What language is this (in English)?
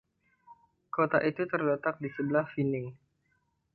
Indonesian